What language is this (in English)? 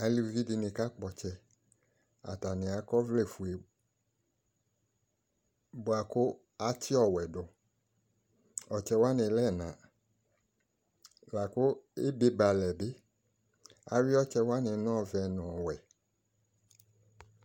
Ikposo